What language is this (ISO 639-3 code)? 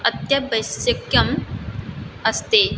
san